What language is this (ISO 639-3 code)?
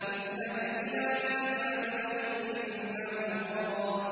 ara